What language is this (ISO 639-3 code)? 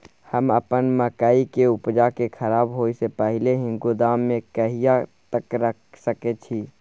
mai